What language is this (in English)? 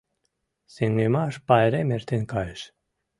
Mari